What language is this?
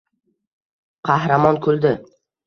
Uzbek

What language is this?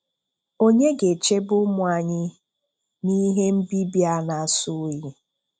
Igbo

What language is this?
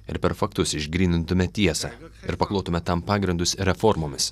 Lithuanian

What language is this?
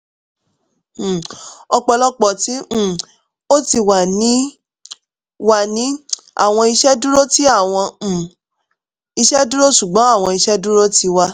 Yoruba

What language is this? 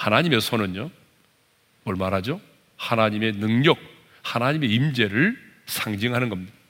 Korean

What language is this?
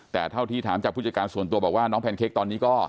Thai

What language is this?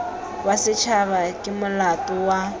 Tswana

